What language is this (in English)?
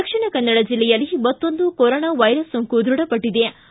Kannada